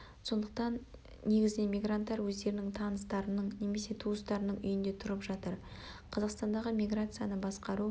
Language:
Kazakh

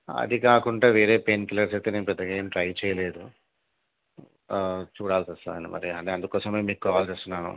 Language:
Telugu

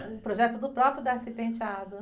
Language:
Portuguese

